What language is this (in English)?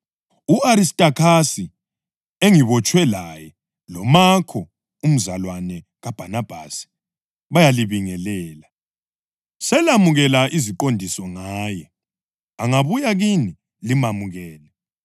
North Ndebele